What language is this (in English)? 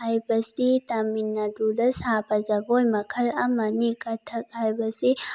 Manipuri